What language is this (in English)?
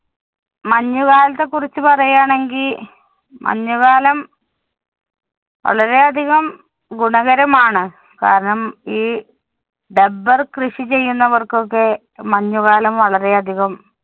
Malayalam